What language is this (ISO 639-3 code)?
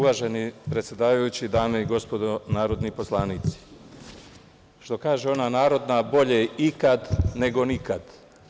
srp